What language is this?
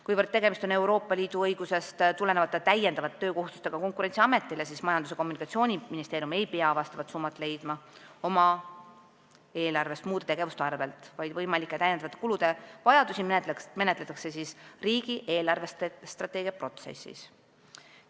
Estonian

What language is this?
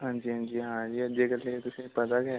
Dogri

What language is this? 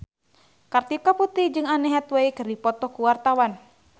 Sundanese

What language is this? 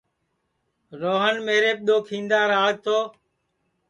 Sansi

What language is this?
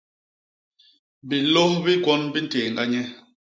Basaa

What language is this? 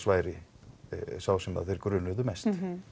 Icelandic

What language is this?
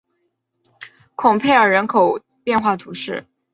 Chinese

